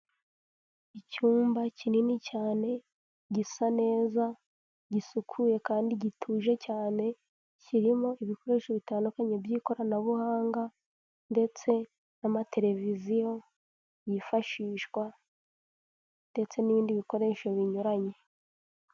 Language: Kinyarwanda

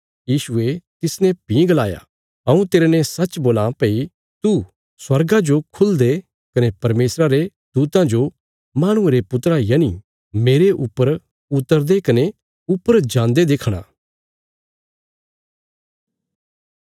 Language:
Bilaspuri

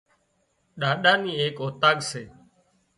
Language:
Wadiyara Koli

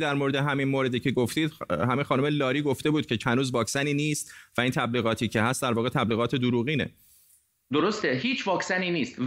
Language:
Persian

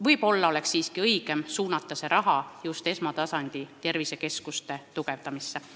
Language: Estonian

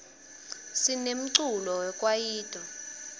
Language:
Swati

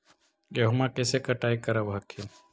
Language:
Magahi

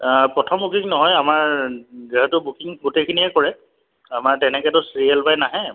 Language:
Assamese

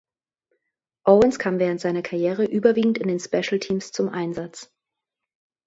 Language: German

